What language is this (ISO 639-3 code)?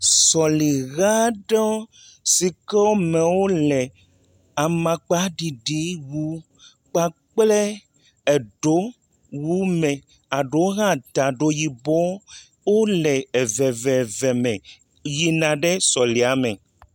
ewe